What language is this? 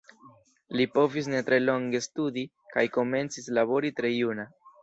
Esperanto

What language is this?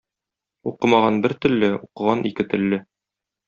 Tatar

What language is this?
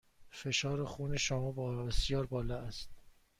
Persian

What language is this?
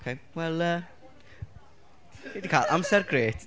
Welsh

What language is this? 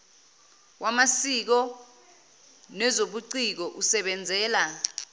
Zulu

